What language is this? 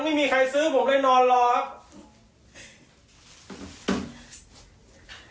Thai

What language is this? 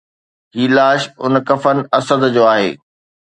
Sindhi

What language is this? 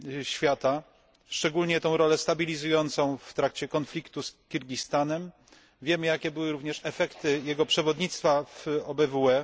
Polish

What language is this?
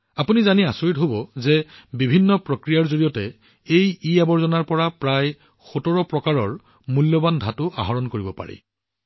Assamese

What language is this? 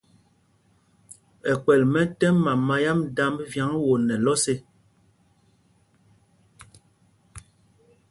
Mpumpong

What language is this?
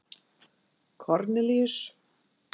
Icelandic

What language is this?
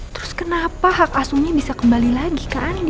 Indonesian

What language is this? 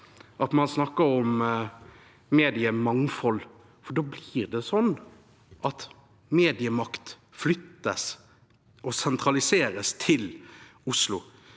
Norwegian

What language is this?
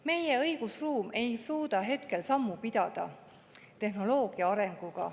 Estonian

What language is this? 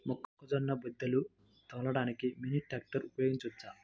Telugu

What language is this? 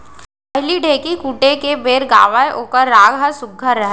Chhattisgarhi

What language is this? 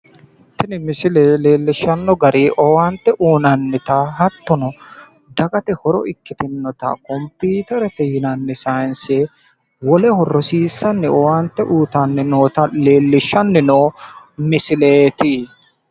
Sidamo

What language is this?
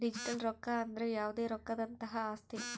Kannada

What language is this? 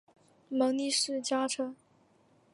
Chinese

